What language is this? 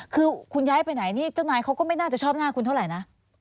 Thai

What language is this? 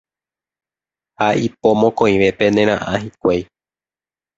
Guarani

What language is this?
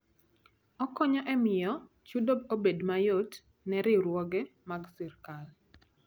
Luo (Kenya and Tanzania)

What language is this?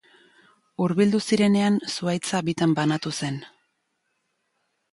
Basque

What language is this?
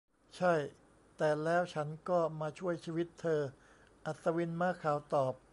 Thai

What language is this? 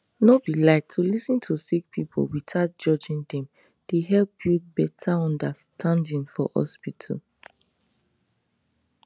Nigerian Pidgin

